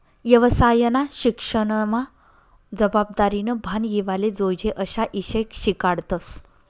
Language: Marathi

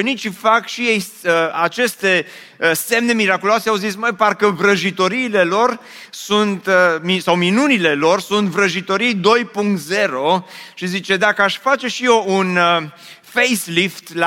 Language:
Romanian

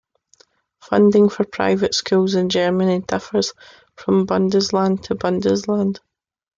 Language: English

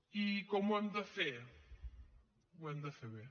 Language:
Catalan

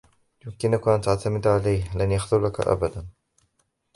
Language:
Arabic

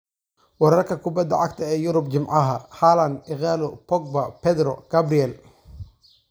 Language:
Somali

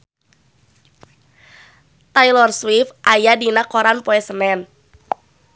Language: Sundanese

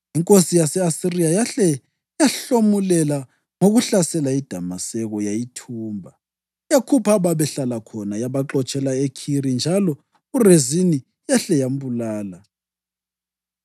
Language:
North Ndebele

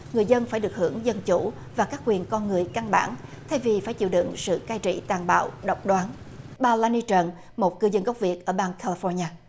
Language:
Vietnamese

